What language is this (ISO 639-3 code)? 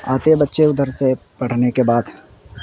urd